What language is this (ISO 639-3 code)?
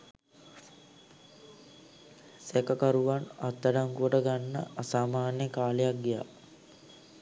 sin